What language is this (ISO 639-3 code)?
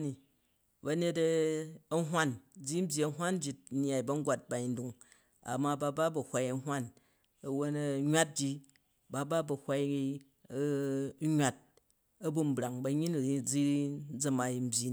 kaj